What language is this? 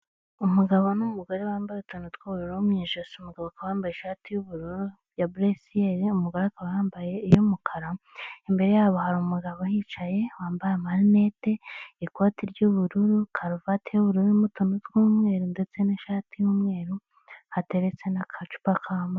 Kinyarwanda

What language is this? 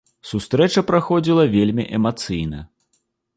Belarusian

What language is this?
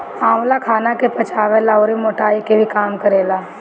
Bhojpuri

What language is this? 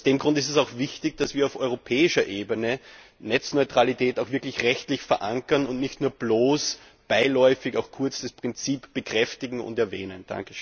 German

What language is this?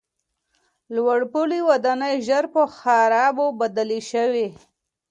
Pashto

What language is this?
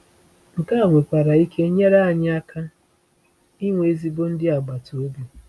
Igbo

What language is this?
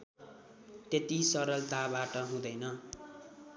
Nepali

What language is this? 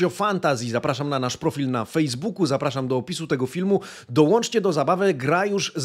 Polish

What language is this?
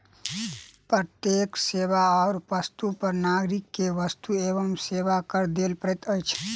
Maithili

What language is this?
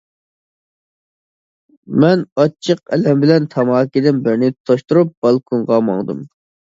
Uyghur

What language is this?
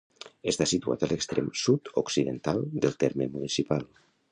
Catalan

